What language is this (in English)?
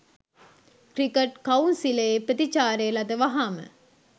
Sinhala